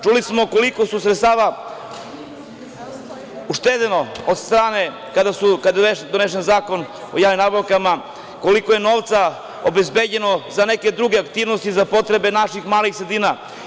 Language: Serbian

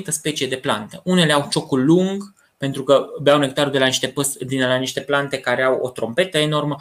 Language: Romanian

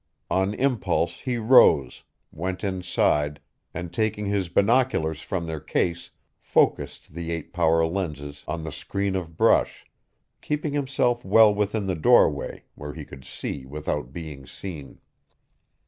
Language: English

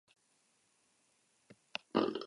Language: Basque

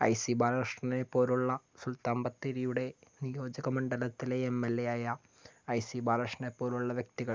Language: Malayalam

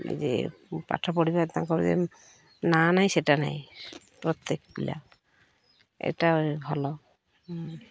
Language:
Odia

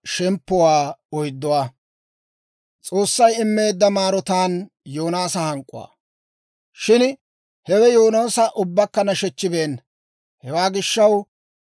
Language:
Dawro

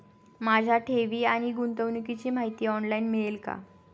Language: Marathi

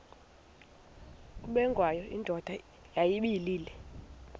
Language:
Xhosa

